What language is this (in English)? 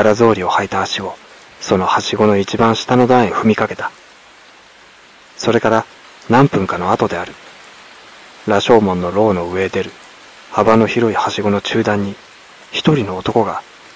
Japanese